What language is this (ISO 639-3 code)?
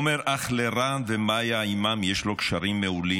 heb